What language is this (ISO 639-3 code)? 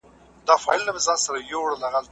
pus